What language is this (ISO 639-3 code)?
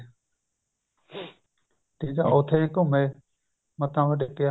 pan